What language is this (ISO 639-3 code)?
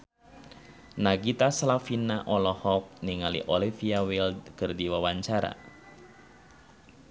sun